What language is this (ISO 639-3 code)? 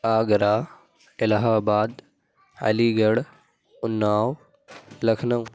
urd